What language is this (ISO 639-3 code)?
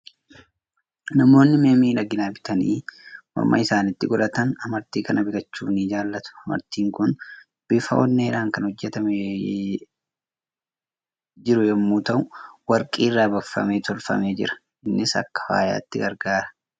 orm